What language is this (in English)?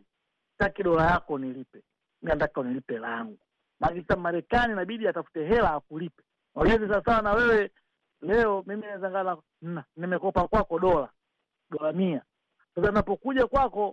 Swahili